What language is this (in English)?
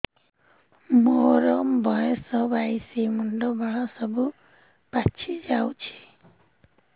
Odia